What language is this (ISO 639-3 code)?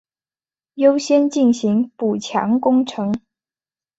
zho